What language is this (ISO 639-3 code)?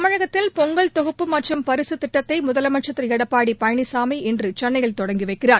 tam